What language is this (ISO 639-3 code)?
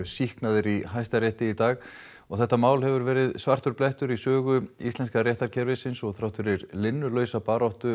isl